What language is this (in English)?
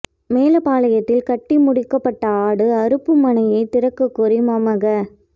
Tamil